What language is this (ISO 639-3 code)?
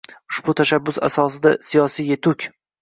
uzb